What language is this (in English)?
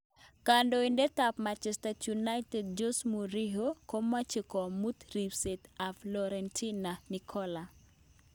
Kalenjin